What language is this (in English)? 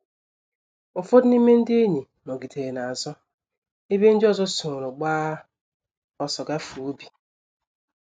Igbo